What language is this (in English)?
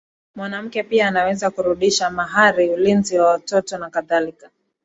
Swahili